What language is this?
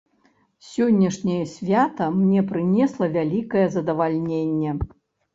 Belarusian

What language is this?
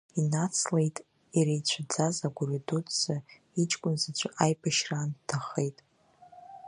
Abkhazian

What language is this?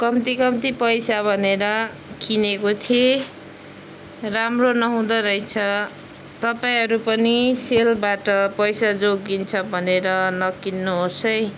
Nepali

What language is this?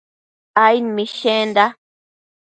Matsés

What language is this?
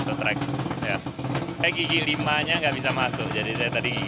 Indonesian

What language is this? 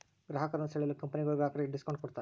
Kannada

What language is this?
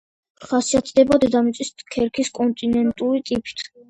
Georgian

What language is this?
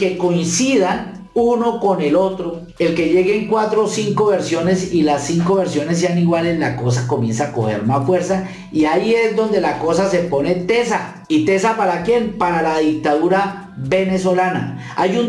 Spanish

